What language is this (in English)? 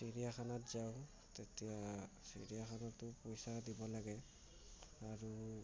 Assamese